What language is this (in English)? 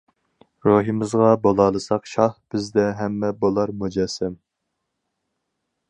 Uyghur